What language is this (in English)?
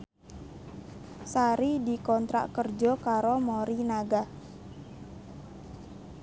Javanese